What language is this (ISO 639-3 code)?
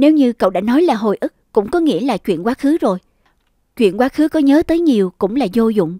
vie